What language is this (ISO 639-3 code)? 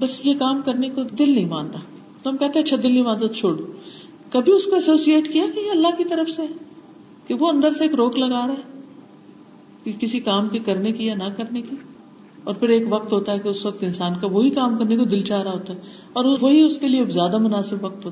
urd